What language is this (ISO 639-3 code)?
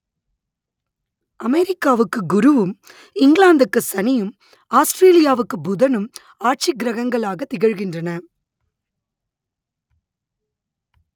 tam